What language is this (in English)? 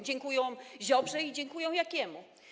Polish